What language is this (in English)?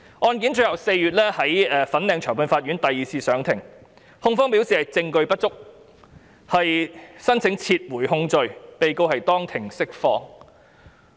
Cantonese